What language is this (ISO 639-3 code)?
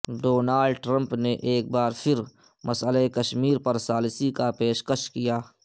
urd